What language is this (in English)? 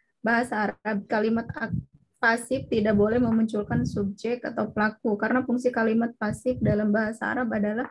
Indonesian